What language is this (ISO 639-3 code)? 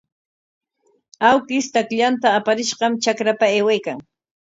qwa